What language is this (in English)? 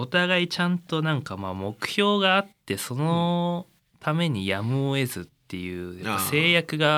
Japanese